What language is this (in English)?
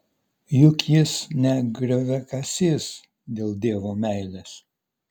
Lithuanian